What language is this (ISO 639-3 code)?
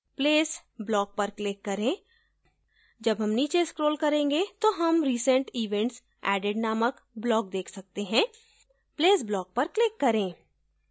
hin